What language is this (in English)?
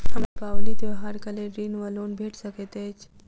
Maithili